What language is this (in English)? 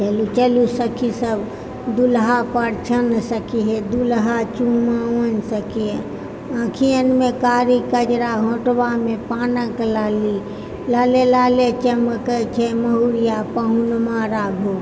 Maithili